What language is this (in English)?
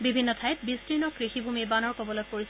Assamese